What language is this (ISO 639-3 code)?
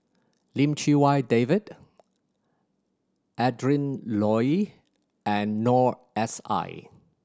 eng